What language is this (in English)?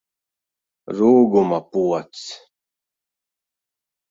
Latvian